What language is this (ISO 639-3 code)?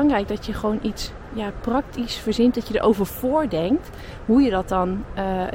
nld